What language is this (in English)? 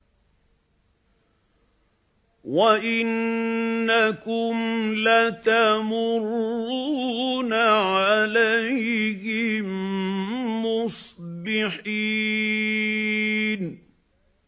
Arabic